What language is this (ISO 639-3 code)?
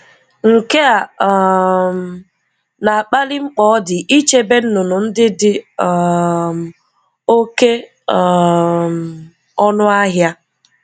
ibo